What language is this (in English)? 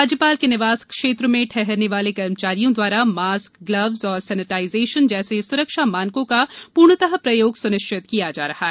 Hindi